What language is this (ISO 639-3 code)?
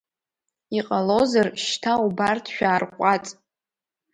abk